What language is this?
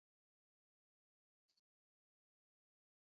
Basque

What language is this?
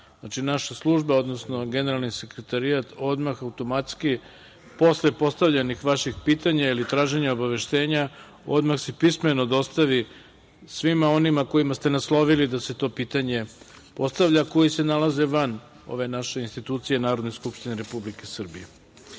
Serbian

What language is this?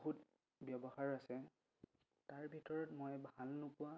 Assamese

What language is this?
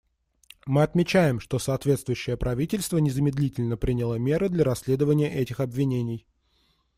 Russian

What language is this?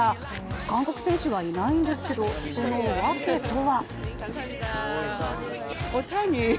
Japanese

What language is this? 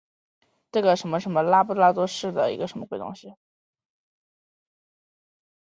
Chinese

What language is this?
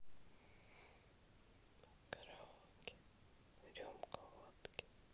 Russian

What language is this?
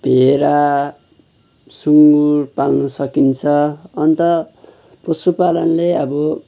Nepali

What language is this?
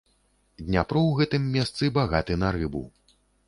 Belarusian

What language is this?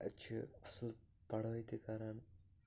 Kashmiri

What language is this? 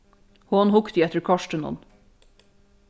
Faroese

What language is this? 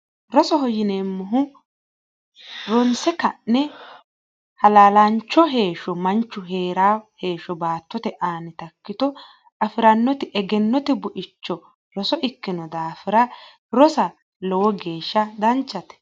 Sidamo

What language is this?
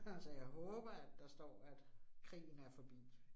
Danish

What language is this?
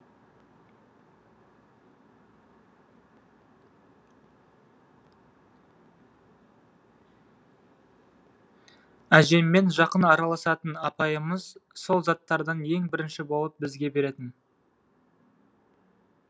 Kazakh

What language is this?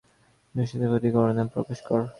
Bangla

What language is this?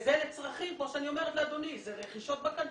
Hebrew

